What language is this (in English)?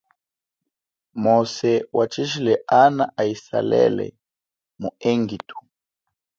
Chokwe